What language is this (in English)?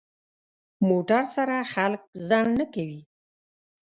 Pashto